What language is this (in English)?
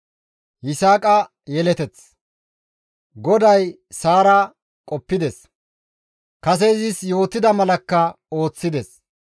Gamo